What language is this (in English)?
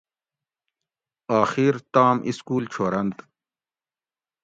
Gawri